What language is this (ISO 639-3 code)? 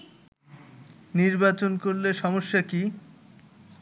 ben